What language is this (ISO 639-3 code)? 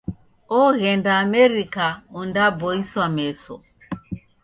dav